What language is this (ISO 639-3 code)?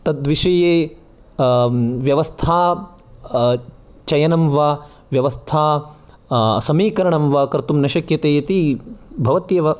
san